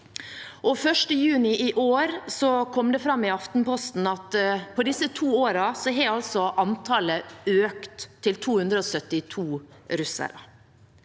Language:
Norwegian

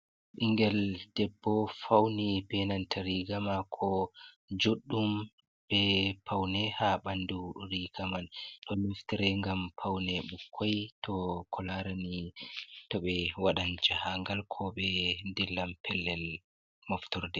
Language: Fula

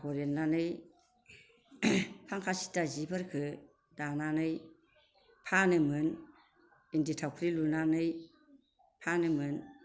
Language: Bodo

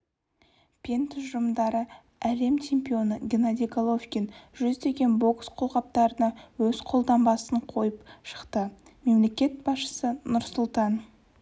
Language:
Kazakh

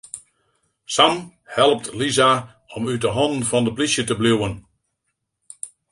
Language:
Western Frisian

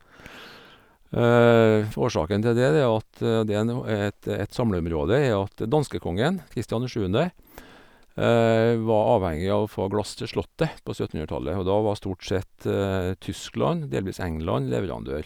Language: Norwegian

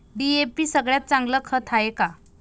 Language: Marathi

